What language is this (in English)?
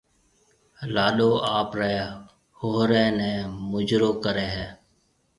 Marwari (Pakistan)